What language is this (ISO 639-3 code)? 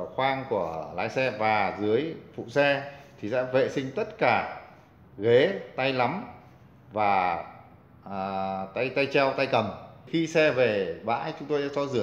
vie